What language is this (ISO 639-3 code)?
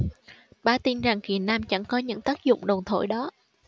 vie